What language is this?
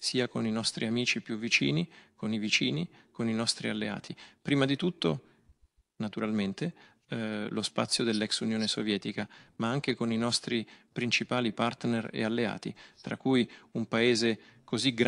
Italian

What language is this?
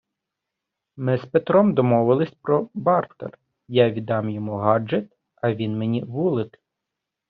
Ukrainian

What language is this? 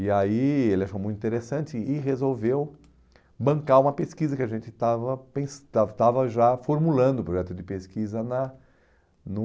Portuguese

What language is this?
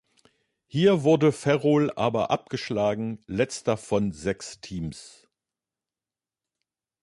German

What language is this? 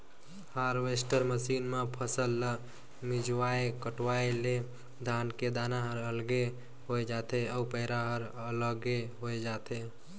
Chhattisgarhi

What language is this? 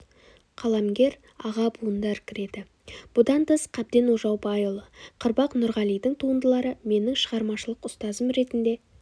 Kazakh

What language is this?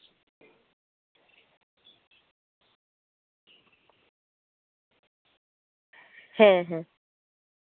Santali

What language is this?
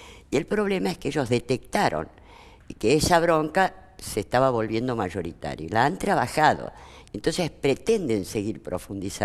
Spanish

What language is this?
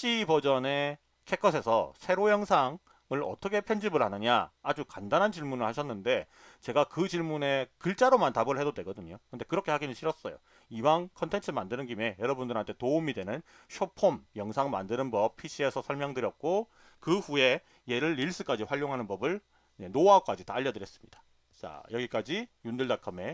Korean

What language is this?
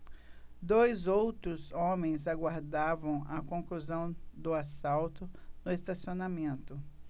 Portuguese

